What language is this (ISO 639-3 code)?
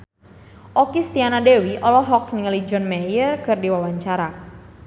sun